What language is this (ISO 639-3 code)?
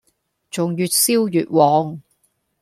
yue